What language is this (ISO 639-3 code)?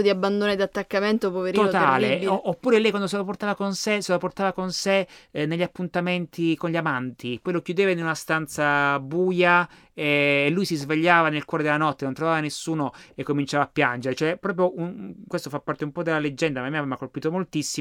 ita